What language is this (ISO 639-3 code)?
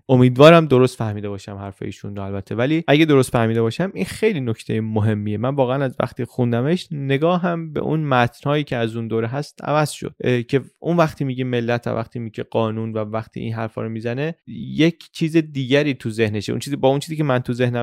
fas